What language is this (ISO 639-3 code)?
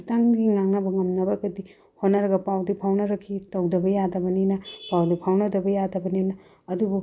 mni